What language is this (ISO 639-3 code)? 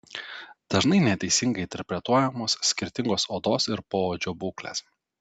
lit